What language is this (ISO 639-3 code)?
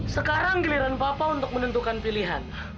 ind